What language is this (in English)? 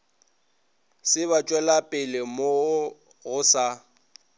Northern Sotho